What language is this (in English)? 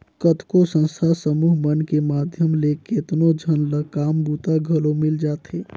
Chhattisgarhi